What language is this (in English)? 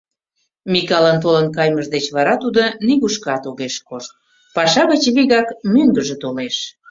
Mari